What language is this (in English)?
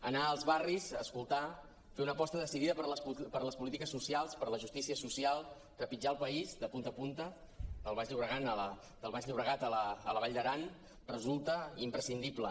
Catalan